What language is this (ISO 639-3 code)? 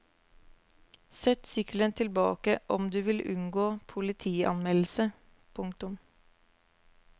nor